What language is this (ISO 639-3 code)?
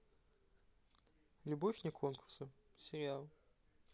rus